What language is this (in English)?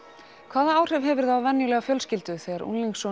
Icelandic